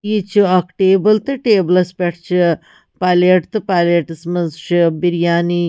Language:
Kashmiri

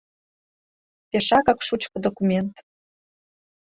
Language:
Mari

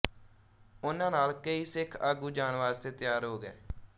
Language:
Punjabi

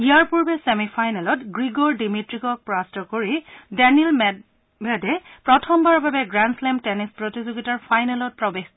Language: Assamese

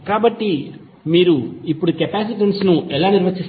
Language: Telugu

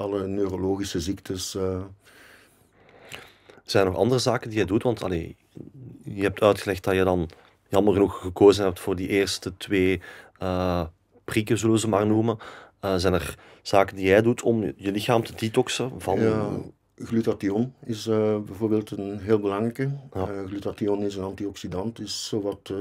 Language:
Dutch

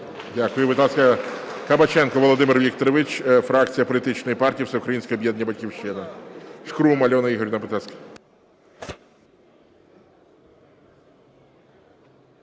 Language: Ukrainian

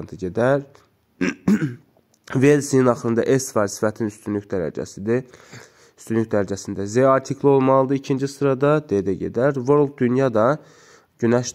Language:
Turkish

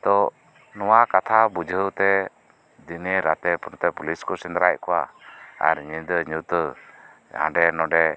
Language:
Santali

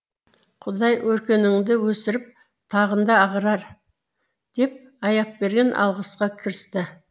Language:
Kazakh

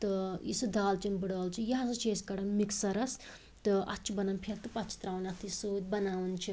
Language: Kashmiri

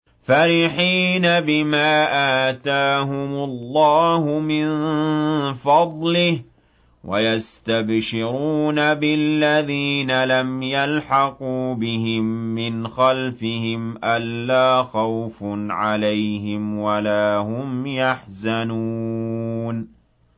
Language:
Arabic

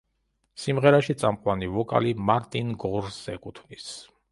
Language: Georgian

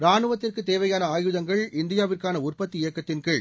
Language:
Tamil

